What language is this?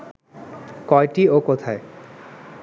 Bangla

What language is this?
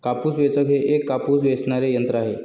Marathi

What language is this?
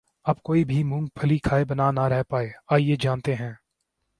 Urdu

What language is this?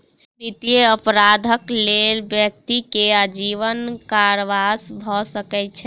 Maithili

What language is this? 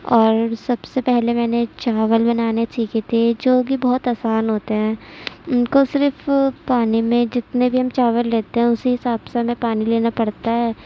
Urdu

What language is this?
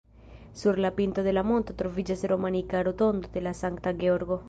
Esperanto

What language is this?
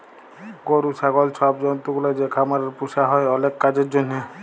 Bangla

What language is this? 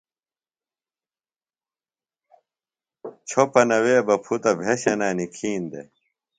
Phalura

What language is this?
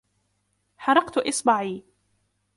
Arabic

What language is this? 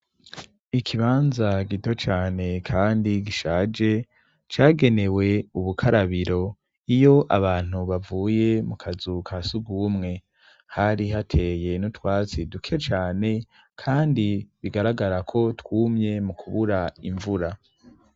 Rundi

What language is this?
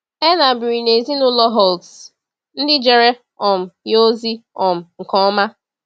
Igbo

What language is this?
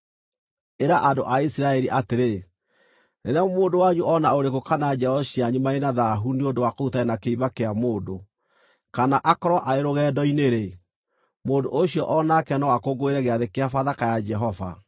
Kikuyu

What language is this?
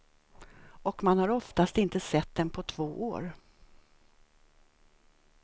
Swedish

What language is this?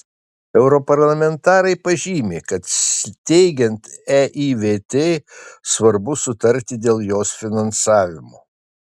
Lithuanian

